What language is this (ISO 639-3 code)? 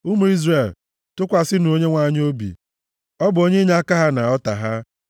ibo